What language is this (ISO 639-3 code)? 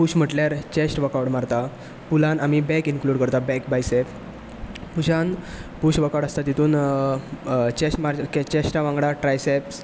kok